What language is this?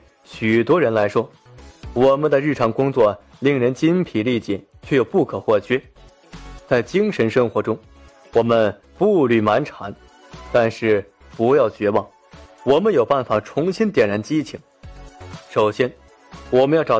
Chinese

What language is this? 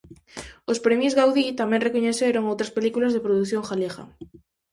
Galician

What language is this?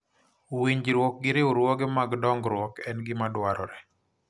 Luo (Kenya and Tanzania)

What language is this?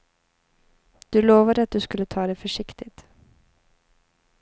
Swedish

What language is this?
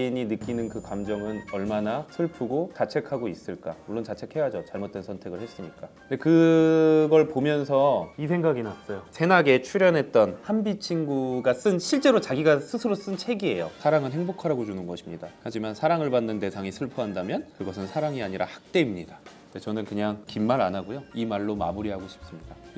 Korean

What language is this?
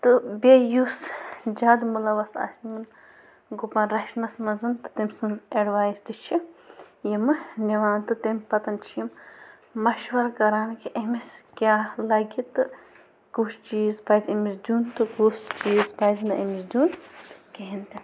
Kashmiri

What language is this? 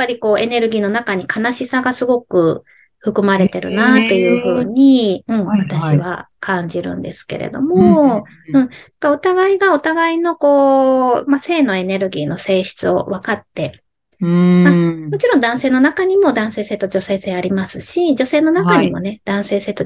Japanese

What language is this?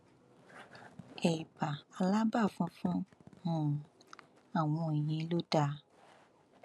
Yoruba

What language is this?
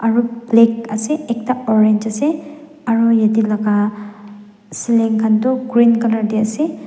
Naga Pidgin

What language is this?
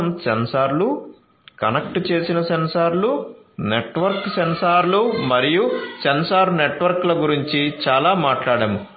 Telugu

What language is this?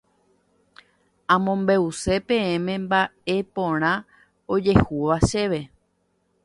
Guarani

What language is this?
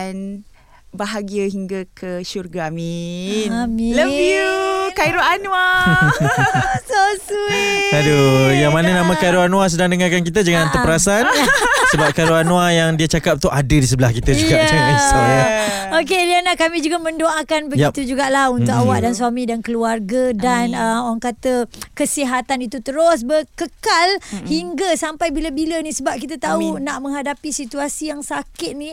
Malay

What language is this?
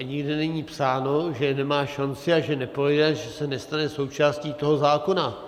Czech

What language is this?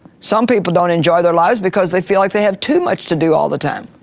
English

